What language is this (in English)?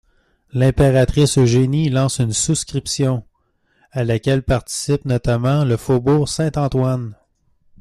French